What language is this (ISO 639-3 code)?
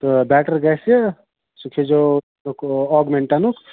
kas